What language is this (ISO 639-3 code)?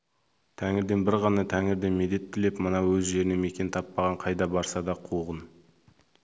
kaz